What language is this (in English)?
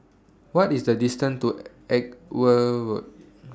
English